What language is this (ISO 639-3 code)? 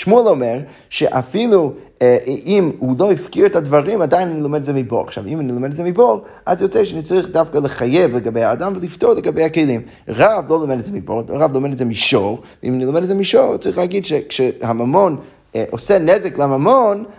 heb